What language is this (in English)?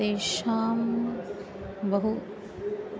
Sanskrit